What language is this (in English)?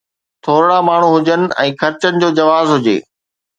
Sindhi